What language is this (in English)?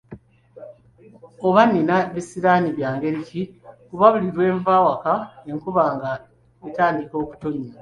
Ganda